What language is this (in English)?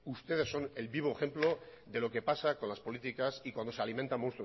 Spanish